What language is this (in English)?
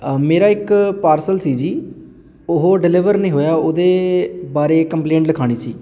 Punjabi